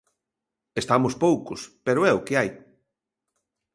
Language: Galician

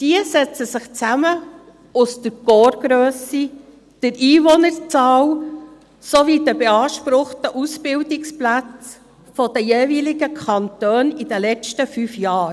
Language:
Swiss German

